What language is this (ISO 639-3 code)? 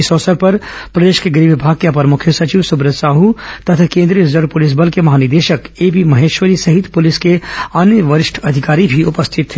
hin